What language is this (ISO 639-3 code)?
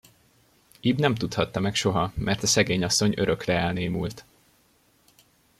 hun